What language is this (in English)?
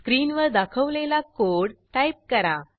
Marathi